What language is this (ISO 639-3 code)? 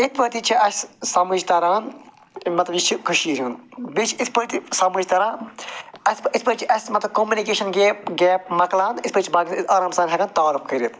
kas